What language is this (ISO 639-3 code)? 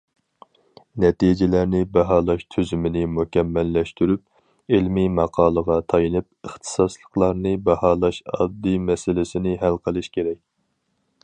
uig